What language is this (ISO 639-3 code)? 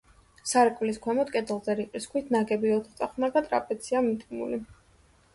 kat